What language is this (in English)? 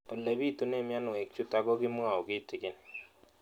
Kalenjin